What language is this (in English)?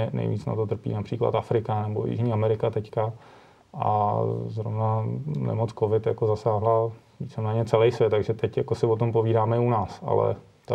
Czech